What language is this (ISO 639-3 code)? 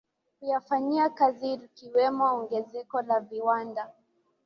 swa